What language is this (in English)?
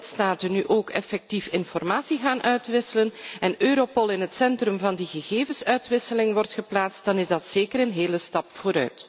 Dutch